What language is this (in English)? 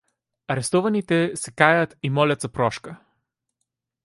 Bulgarian